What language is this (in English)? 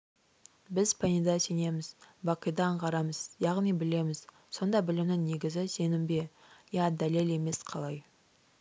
Kazakh